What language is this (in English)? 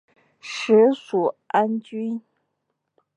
Chinese